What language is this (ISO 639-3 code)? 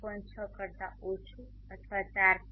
guj